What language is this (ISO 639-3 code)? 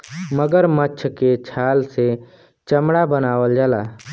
bho